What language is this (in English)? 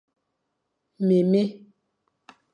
Fang